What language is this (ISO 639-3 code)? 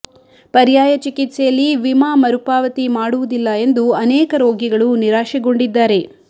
kan